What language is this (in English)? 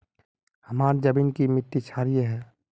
Magahi